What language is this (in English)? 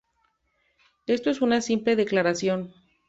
Spanish